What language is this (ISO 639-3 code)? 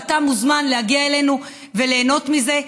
heb